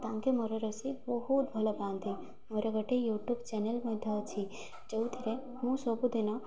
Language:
Odia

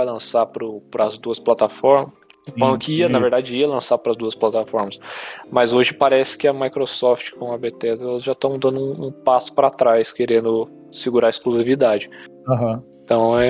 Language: Portuguese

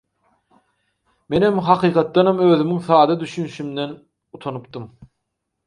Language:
Turkmen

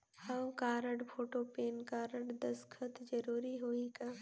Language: Chhattisgarhi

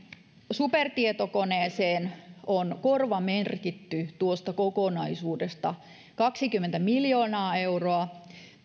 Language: Finnish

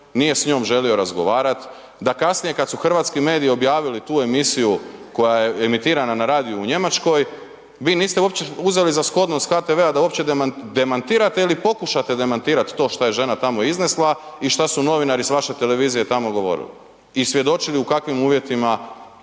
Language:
Croatian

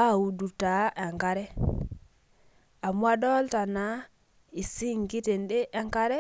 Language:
Masai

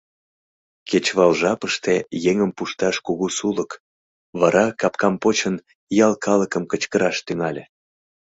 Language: Mari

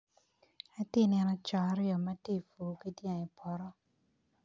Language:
Acoli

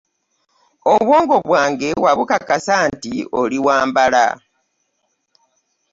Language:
Ganda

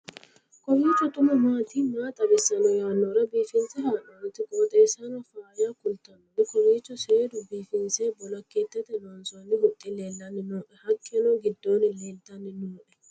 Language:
Sidamo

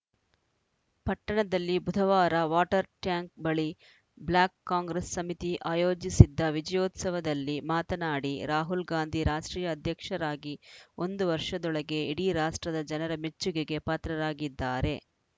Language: Kannada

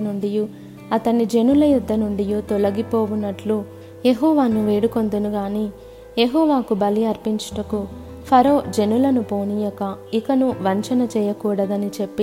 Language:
Telugu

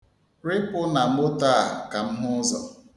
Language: Igbo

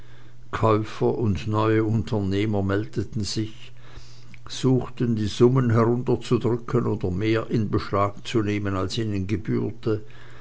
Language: German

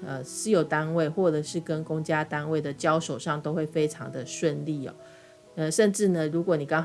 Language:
Chinese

